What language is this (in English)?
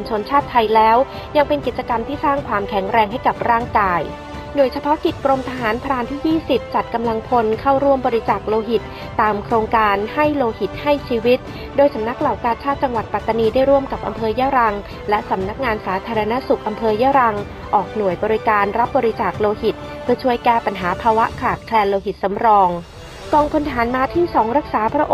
Thai